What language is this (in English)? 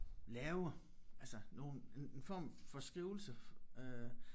Danish